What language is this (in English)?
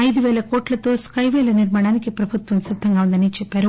Telugu